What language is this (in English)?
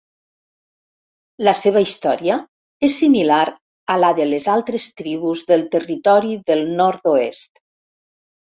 Catalan